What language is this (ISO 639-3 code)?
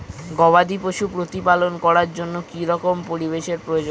ben